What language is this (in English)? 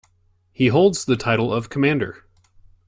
English